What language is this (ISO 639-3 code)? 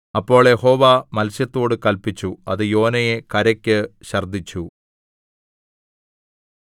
mal